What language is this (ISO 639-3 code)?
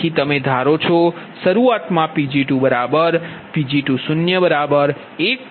guj